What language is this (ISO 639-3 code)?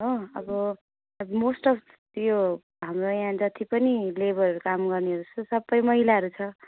nep